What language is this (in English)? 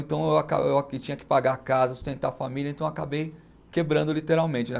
Portuguese